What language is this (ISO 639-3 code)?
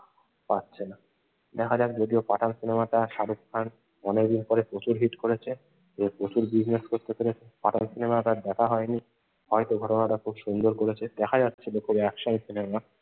ben